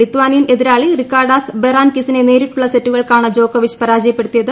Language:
Malayalam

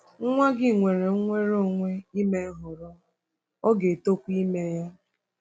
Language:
Igbo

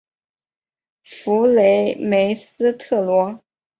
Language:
Chinese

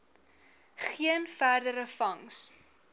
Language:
Afrikaans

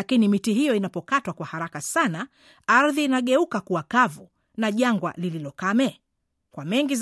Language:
Swahili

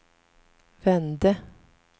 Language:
Swedish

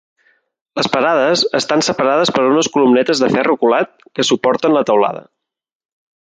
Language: Catalan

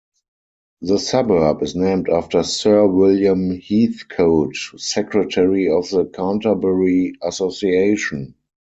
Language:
English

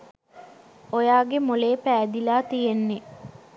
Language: Sinhala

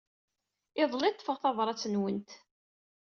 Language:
Kabyle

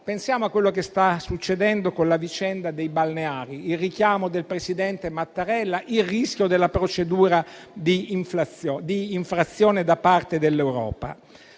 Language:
Italian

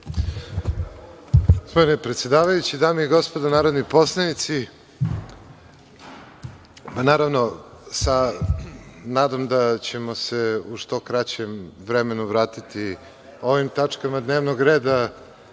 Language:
Serbian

